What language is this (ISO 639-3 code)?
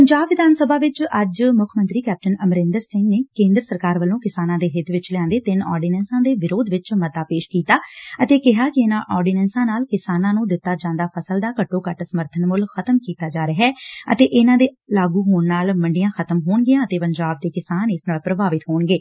pan